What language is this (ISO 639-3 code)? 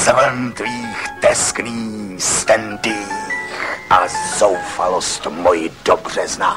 ces